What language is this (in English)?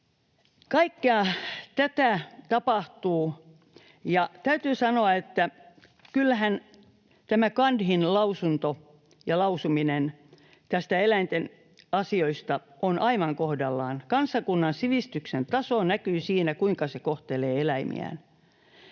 Finnish